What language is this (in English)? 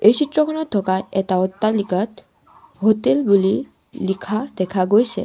Assamese